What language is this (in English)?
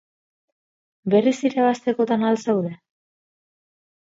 Basque